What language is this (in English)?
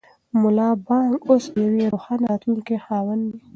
Pashto